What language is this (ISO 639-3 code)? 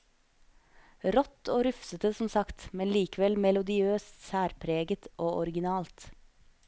nor